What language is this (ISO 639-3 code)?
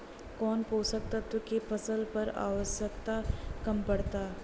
bho